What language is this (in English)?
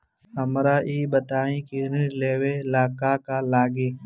Bhojpuri